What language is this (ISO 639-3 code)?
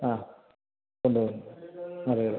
mal